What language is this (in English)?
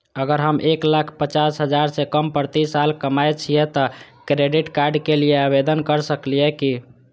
Maithili